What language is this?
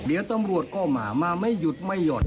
Thai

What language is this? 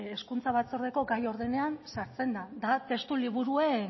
Basque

